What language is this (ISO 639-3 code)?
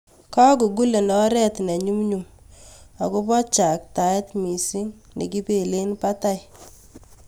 kln